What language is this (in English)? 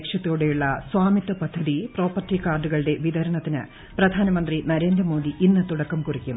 Malayalam